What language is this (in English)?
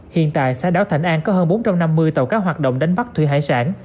Vietnamese